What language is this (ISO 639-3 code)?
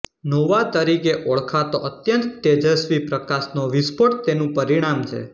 guj